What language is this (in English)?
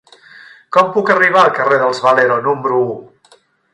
Catalan